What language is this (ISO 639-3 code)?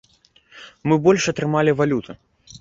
bel